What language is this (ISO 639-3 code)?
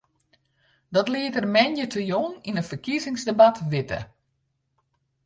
fry